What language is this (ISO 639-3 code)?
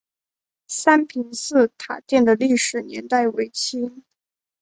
zho